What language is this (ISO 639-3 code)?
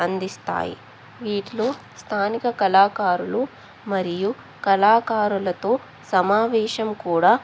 tel